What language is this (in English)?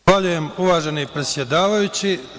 Serbian